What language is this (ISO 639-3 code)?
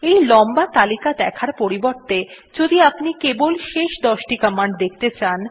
ben